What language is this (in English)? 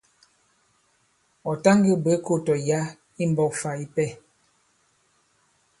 Bankon